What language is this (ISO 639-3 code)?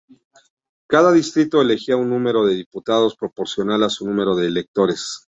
spa